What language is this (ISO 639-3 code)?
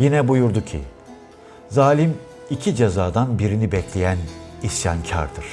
tur